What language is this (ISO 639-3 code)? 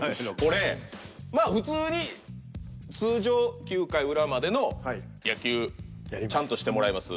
jpn